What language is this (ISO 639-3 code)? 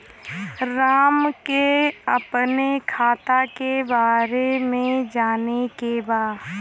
bho